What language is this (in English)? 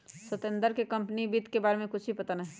Magahi